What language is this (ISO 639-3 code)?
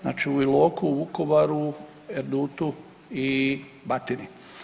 hrv